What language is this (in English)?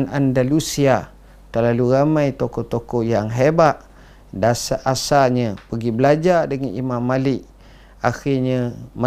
Malay